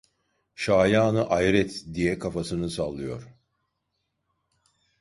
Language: Turkish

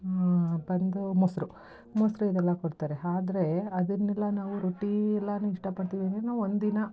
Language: Kannada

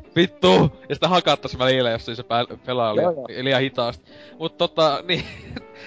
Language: Finnish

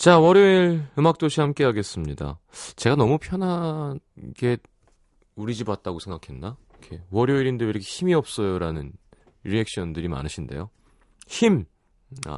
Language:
Korean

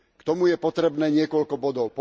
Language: Slovak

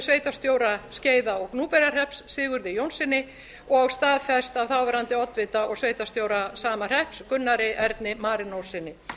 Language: Icelandic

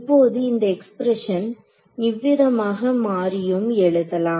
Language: Tamil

